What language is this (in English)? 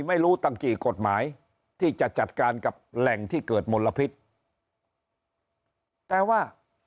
Thai